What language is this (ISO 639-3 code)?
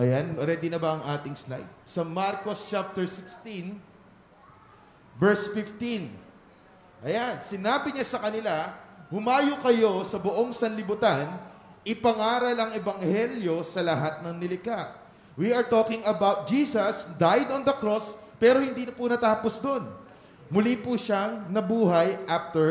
fil